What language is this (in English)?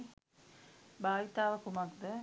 Sinhala